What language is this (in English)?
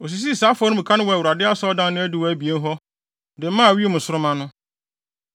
Akan